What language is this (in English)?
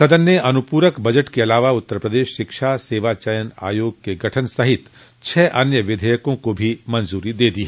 Hindi